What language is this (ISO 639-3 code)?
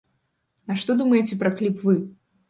bel